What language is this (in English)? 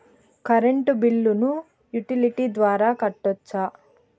Telugu